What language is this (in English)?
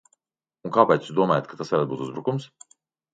Latvian